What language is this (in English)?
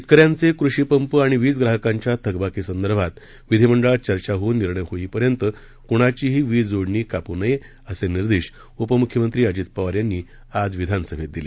Marathi